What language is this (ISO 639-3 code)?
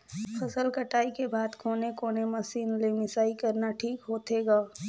hne